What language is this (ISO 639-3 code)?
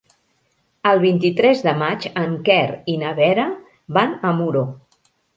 cat